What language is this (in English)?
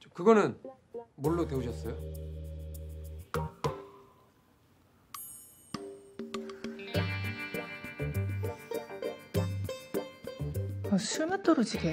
Korean